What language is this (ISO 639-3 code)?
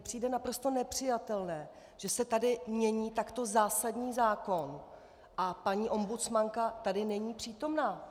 ces